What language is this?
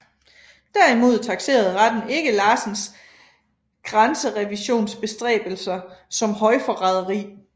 Danish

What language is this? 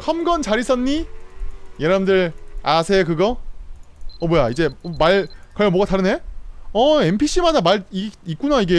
Korean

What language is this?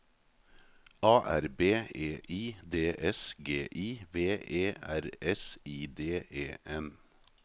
Norwegian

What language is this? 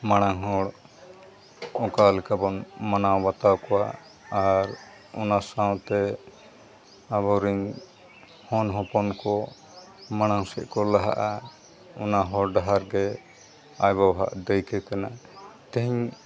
Santali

